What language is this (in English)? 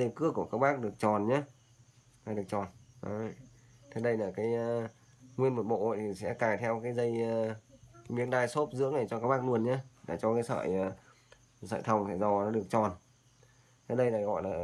Vietnamese